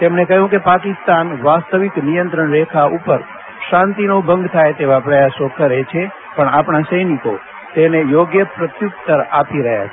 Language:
Gujarati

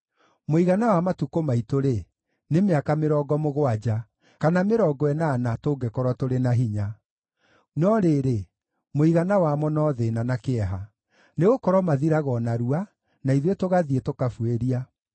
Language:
Kikuyu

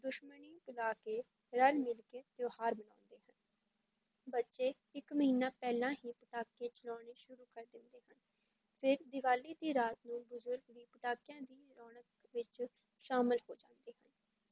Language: Punjabi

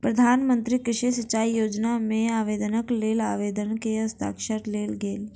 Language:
Maithili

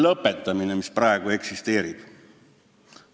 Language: Estonian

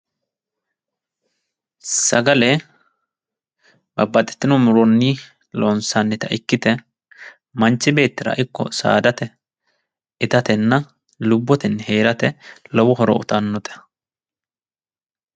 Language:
Sidamo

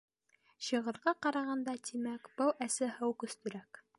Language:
Bashkir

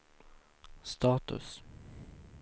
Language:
Swedish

